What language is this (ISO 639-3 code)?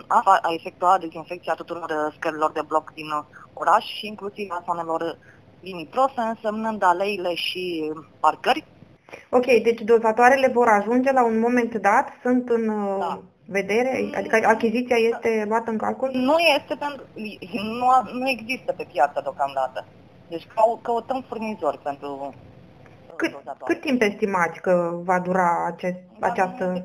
ron